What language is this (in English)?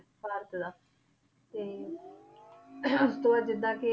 Punjabi